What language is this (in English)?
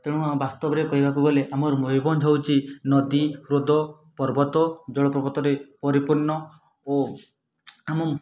Odia